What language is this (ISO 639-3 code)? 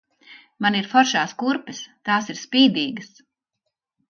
lav